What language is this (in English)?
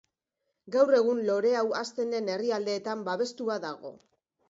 Basque